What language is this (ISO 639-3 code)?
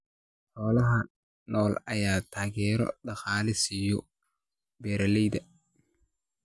som